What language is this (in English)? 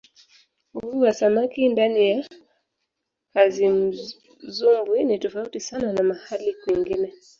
Swahili